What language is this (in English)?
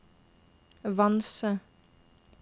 Norwegian